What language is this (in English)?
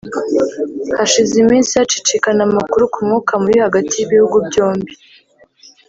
Kinyarwanda